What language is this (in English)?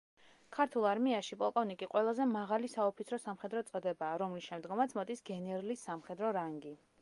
Georgian